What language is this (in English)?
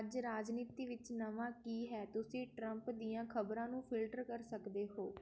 Punjabi